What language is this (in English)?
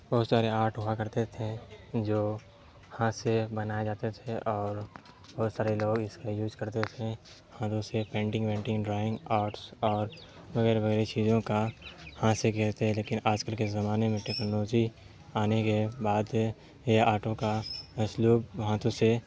Urdu